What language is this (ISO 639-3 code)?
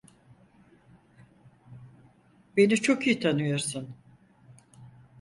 tur